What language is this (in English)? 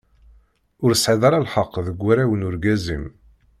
Kabyle